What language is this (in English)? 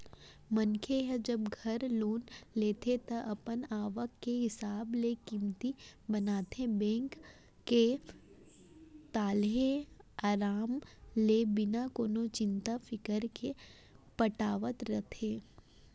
Chhattisgarhi